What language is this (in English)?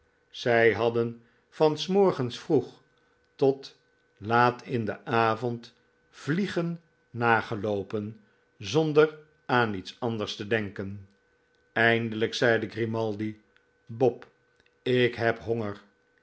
Dutch